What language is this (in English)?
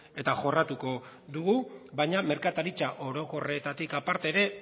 Basque